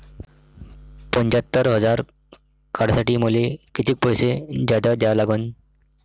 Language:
Marathi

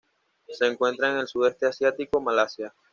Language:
Spanish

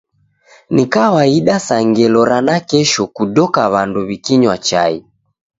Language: Taita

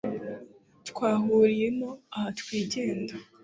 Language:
Kinyarwanda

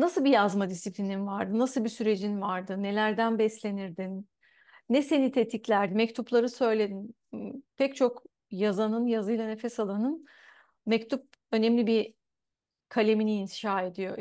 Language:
Turkish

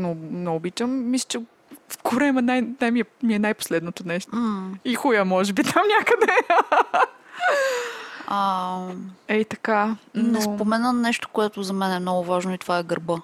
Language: Bulgarian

